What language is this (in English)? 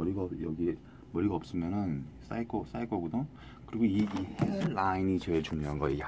Korean